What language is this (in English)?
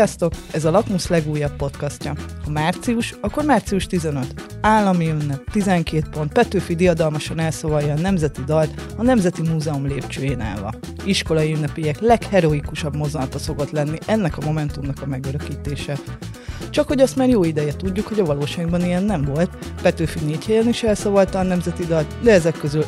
Hungarian